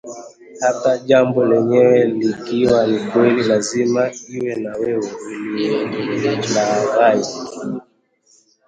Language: Swahili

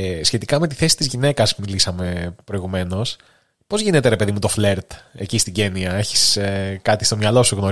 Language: Greek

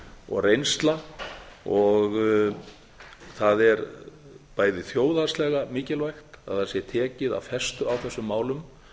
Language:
Icelandic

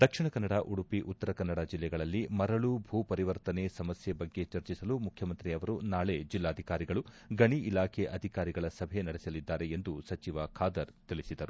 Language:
Kannada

